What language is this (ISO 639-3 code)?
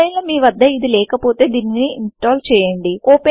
tel